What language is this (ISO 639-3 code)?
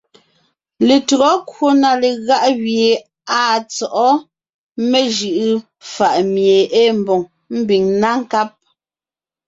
nnh